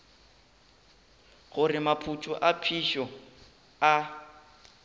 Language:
Northern Sotho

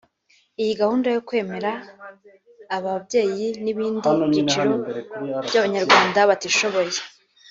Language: Kinyarwanda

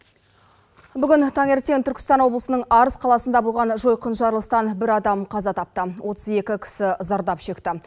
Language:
Kazakh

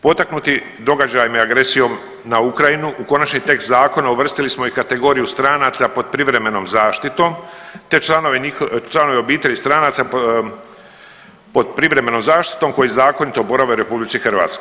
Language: Croatian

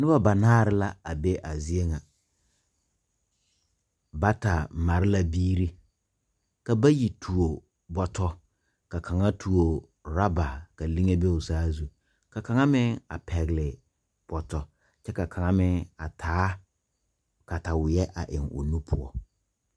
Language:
Southern Dagaare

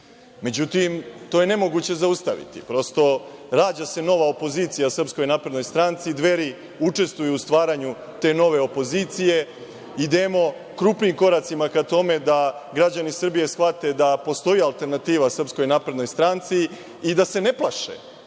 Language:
Serbian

